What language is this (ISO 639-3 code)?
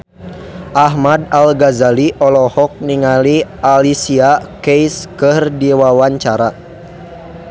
sun